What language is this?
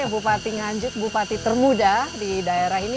Indonesian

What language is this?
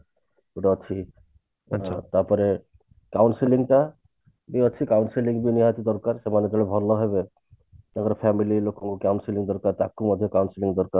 Odia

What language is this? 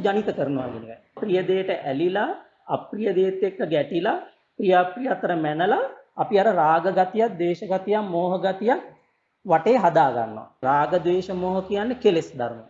Sinhala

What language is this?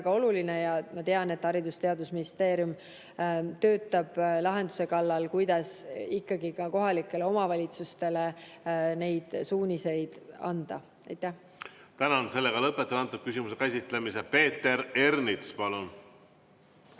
Estonian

